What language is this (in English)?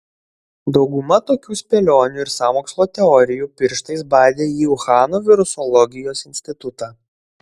Lithuanian